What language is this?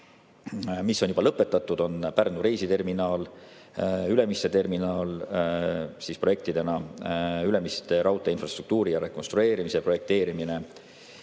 Estonian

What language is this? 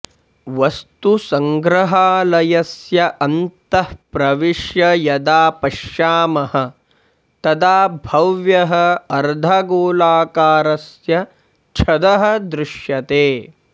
Sanskrit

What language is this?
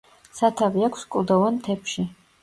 Georgian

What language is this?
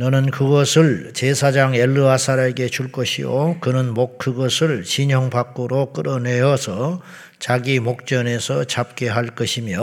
Korean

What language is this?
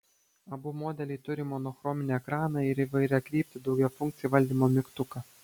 Lithuanian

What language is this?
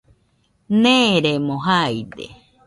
Nüpode Huitoto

